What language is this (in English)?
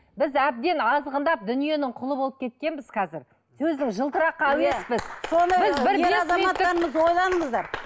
Kazakh